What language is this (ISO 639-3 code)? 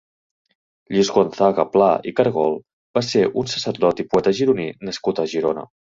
cat